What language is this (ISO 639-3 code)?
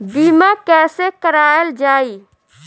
bho